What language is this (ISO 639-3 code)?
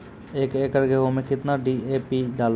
mai